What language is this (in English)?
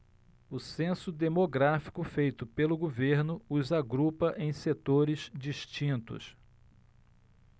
Portuguese